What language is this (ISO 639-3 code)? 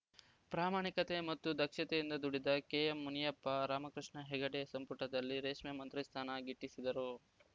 kan